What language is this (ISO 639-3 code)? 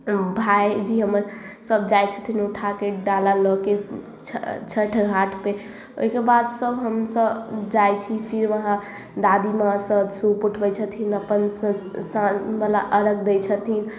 mai